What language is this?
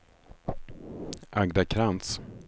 Swedish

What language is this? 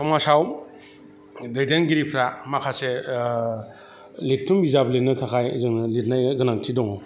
Bodo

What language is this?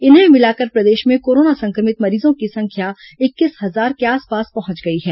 Hindi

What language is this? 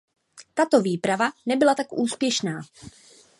Czech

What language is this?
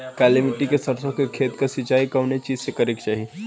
Bhojpuri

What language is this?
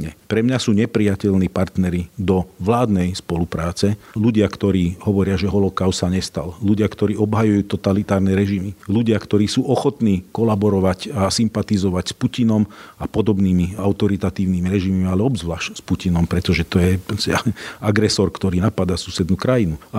Slovak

